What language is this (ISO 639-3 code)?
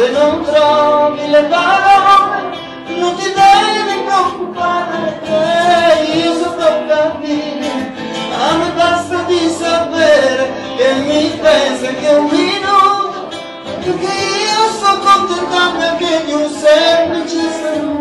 ron